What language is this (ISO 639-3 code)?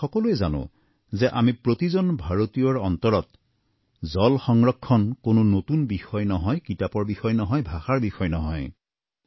asm